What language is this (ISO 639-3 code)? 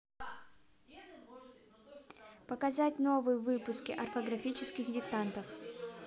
rus